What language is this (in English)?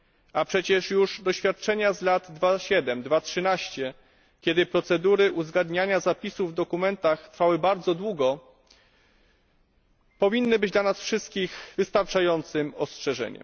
Polish